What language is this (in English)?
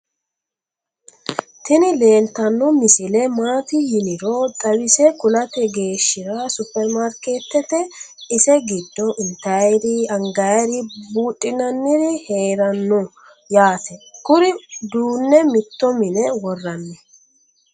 Sidamo